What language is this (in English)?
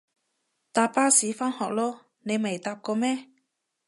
Cantonese